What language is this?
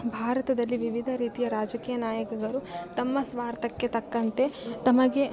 Kannada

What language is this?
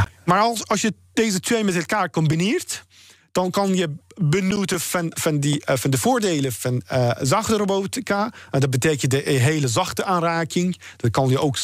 Dutch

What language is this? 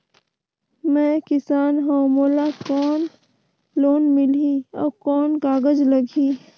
Chhattisgarhi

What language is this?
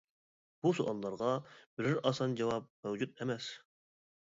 Uyghur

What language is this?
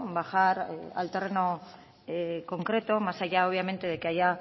Spanish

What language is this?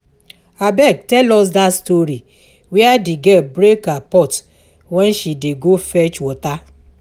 Nigerian Pidgin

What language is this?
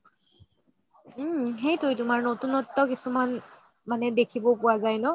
Assamese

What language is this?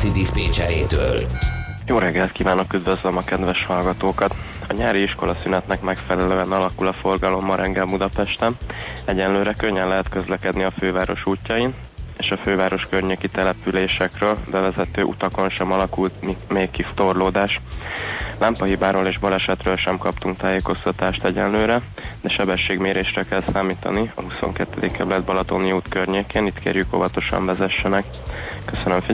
Hungarian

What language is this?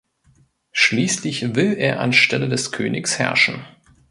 German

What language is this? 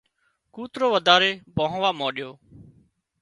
Wadiyara Koli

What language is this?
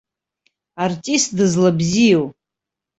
Abkhazian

